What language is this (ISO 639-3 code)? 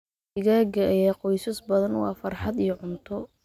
som